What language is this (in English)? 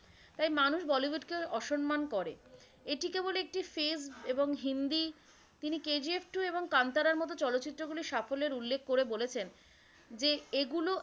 Bangla